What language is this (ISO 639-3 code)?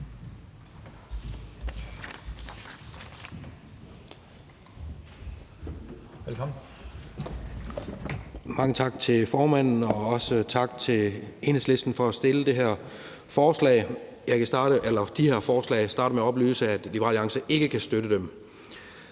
dan